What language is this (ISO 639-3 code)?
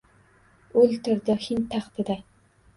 uzb